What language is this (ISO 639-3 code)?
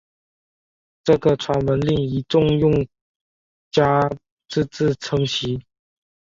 zho